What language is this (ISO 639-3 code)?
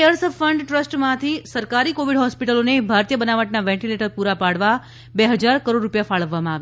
guj